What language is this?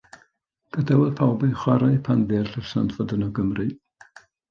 Welsh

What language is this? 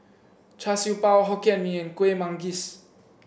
English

